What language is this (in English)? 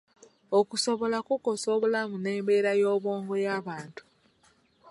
Ganda